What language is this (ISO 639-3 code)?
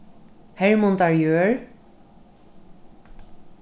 fao